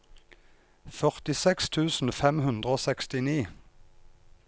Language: Norwegian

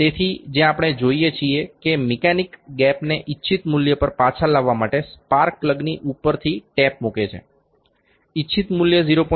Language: Gujarati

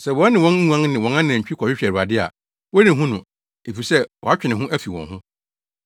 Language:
Akan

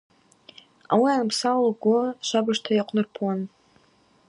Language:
Abaza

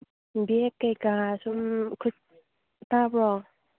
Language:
Manipuri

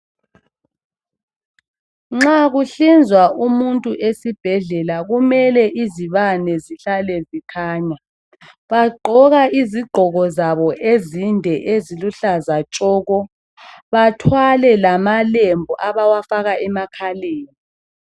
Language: North Ndebele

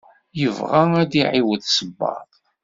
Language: Kabyle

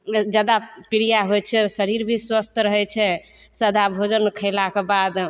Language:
Maithili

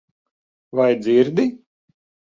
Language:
Latvian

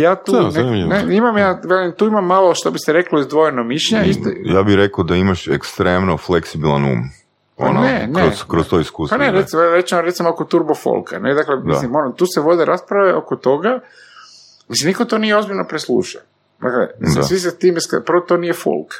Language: Croatian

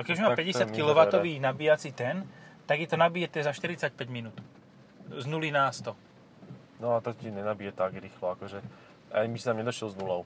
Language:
Slovak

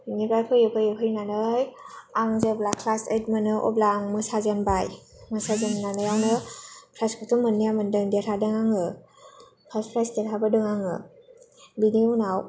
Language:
Bodo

